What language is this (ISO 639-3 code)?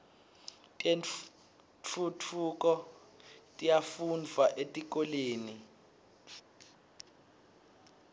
ssw